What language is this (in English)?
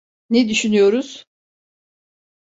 Turkish